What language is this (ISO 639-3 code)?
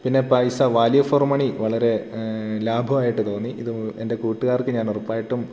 mal